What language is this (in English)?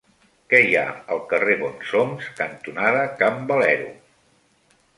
Catalan